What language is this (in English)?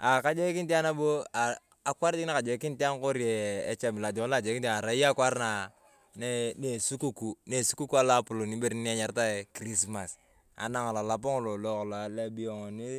Turkana